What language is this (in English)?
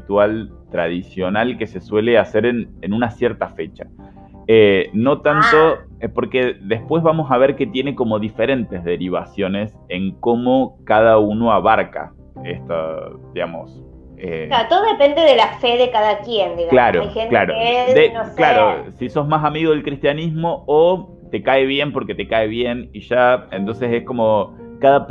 Spanish